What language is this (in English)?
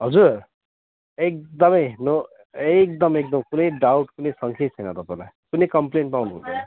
Nepali